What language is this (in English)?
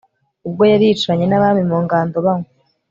Kinyarwanda